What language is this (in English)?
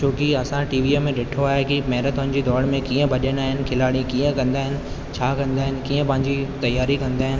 Sindhi